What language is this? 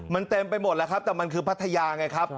Thai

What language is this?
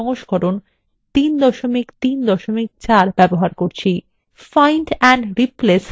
Bangla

